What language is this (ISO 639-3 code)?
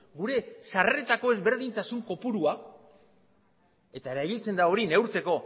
eus